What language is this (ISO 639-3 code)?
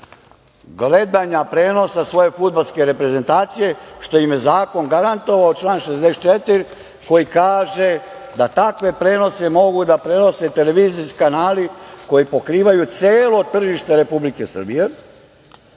srp